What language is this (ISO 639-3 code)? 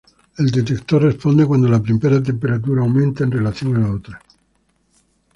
spa